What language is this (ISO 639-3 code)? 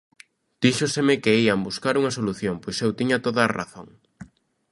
glg